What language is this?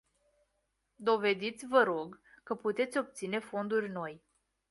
Romanian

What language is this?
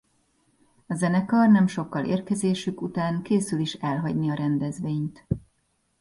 Hungarian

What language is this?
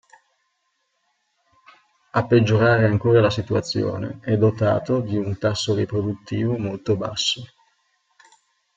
Italian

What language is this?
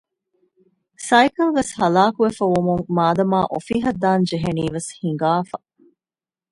Divehi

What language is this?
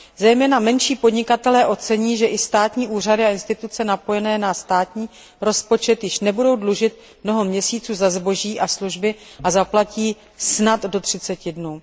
Czech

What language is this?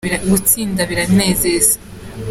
Kinyarwanda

